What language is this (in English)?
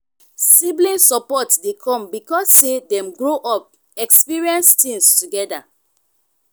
Nigerian Pidgin